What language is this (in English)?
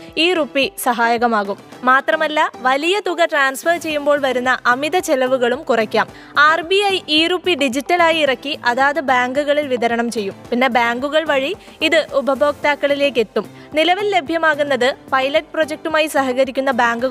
Malayalam